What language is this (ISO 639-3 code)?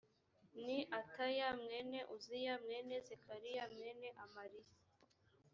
kin